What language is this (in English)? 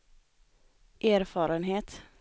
Swedish